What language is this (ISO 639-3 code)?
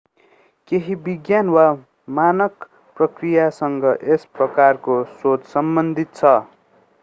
nep